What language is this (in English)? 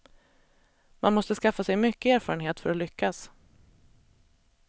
Swedish